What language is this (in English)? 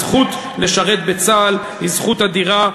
Hebrew